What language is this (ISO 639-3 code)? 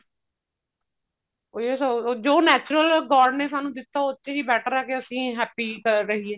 pan